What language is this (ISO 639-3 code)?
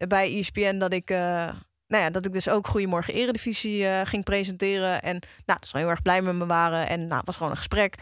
nld